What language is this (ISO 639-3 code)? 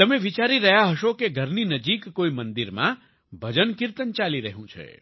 guj